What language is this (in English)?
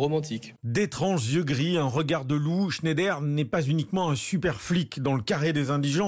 French